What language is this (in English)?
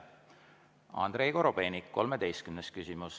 Estonian